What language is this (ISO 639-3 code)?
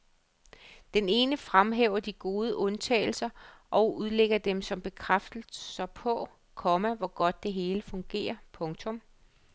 dan